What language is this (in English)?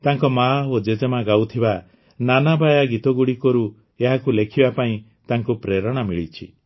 Odia